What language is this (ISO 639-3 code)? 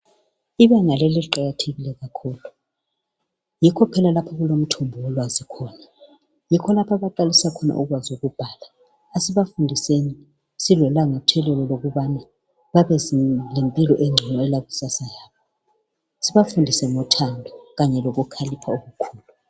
nde